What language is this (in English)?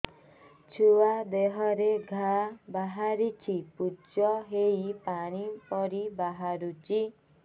Odia